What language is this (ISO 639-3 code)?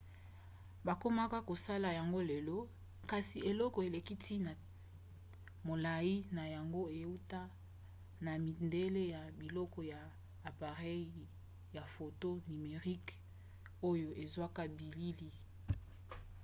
lin